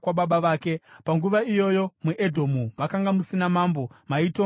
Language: Shona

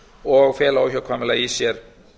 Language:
Icelandic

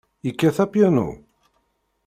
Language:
Kabyle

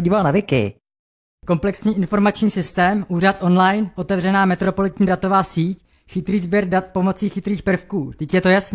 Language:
Czech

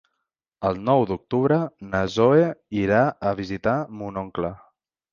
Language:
Catalan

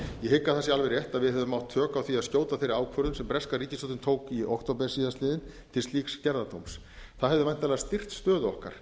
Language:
Icelandic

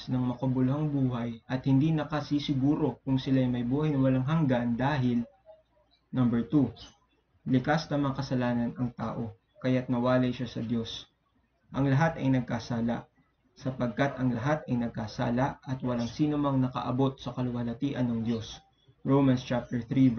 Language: Filipino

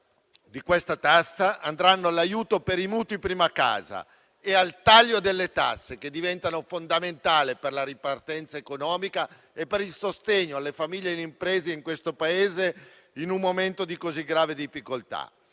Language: Italian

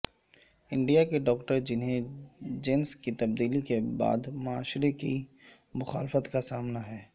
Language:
Urdu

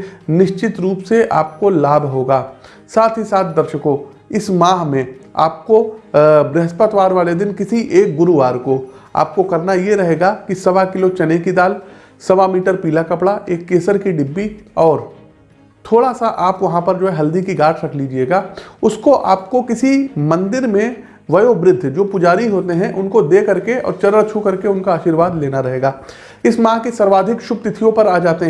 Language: Hindi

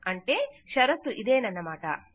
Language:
Telugu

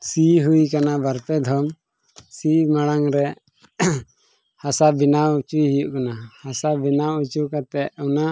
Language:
Santali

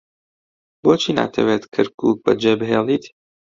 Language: Central Kurdish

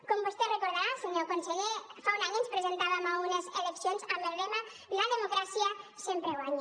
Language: Catalan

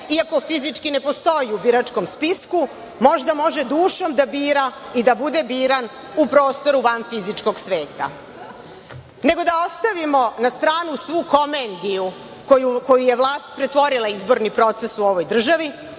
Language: Serbian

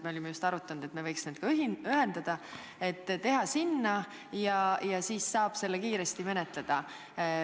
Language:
Estonian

